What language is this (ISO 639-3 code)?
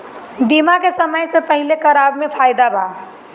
bho